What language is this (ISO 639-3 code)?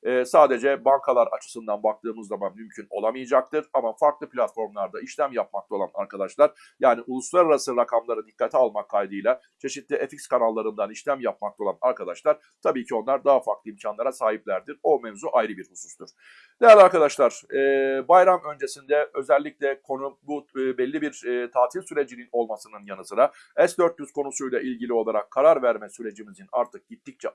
tur